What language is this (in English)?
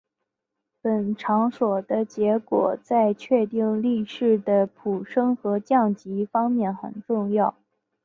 Chinese